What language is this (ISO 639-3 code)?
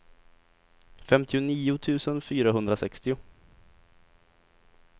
swe